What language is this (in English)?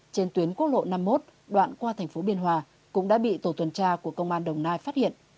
Vietnamese